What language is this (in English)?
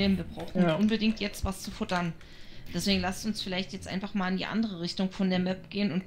German